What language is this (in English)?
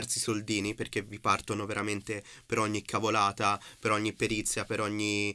Italian